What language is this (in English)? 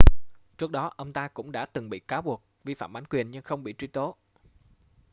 Vietnamese